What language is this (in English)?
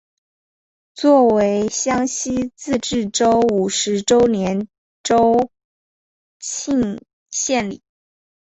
Chinese